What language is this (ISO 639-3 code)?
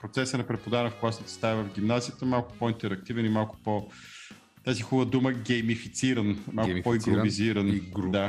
bul